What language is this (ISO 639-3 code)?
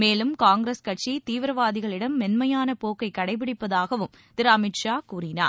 tam